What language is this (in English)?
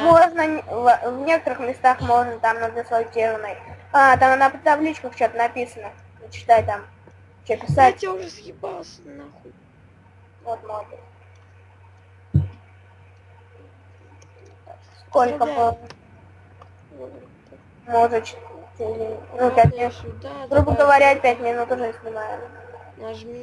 Russian